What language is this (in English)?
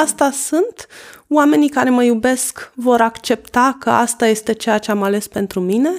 Romanian